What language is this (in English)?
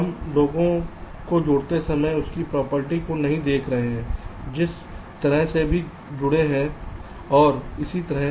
Hindi